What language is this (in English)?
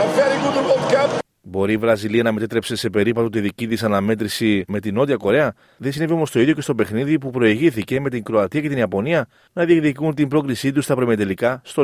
Greek